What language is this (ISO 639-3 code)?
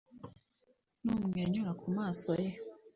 kin